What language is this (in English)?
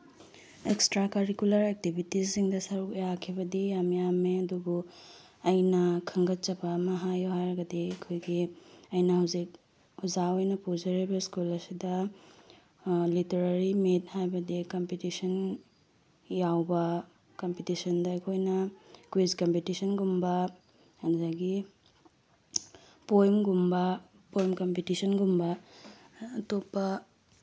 Manipuri